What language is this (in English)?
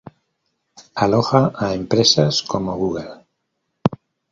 Spanish